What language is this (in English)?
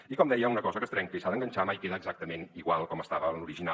Catalan